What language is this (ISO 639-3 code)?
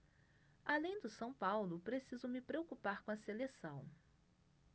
por